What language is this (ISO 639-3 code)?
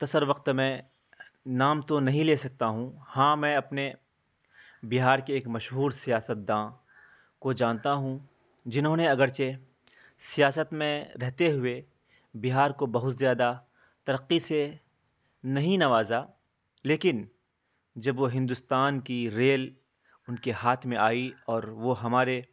urd